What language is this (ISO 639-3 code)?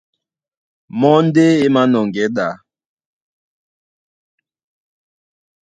dua